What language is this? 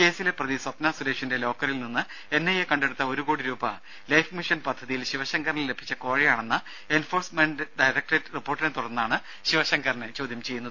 Malayalam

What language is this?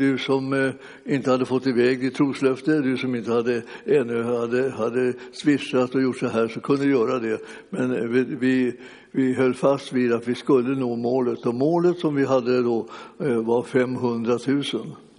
Swedish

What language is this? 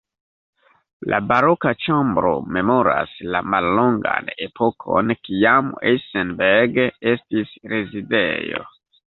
Esperanto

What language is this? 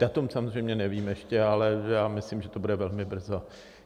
Czech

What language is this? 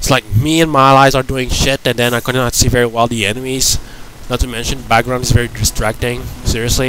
English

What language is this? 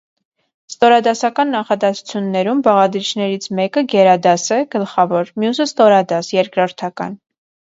Armenian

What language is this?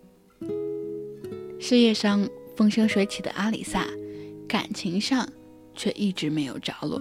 Chinese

